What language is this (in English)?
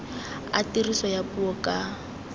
Tswana